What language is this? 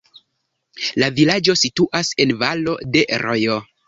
Esperanto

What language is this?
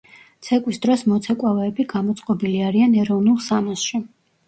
Georgian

